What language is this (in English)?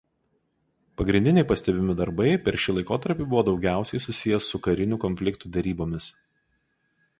Lithuanian